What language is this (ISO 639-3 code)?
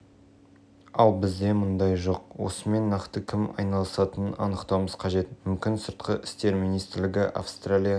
kaz